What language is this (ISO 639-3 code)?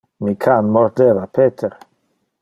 ina